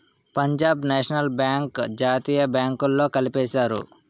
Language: Telugu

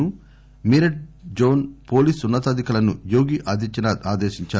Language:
Telugu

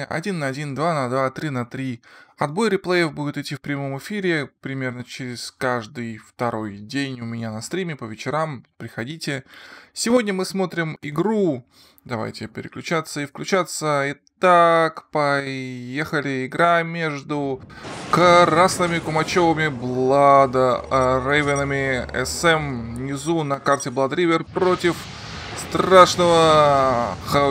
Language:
Russian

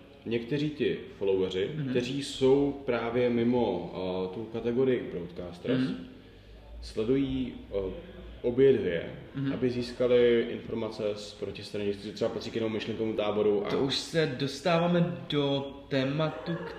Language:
Czech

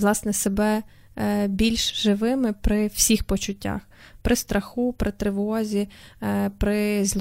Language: Ukrainian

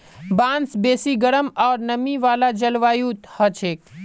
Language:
Magahi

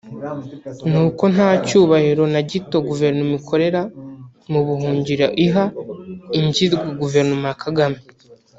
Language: Kinyarwanda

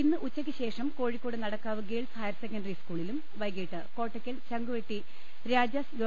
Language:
Malayalam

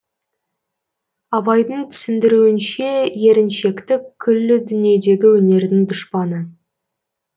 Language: Kazakh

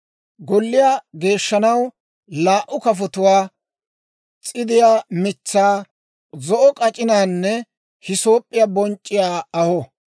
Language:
Dawro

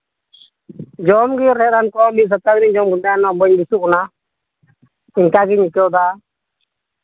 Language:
Santali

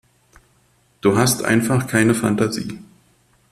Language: German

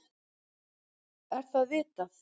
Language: Icelandic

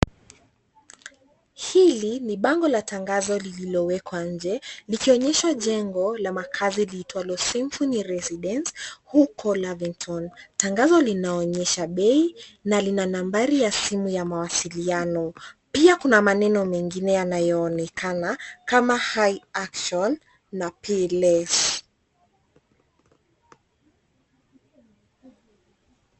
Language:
Swahili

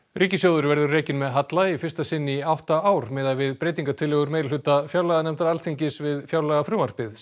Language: Icelandic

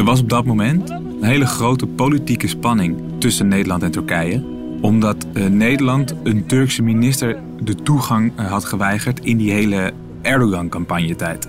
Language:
Dutch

